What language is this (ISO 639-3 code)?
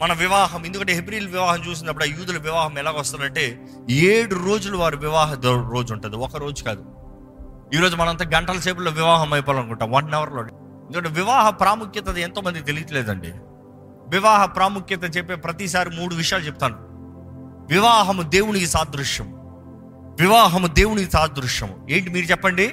tel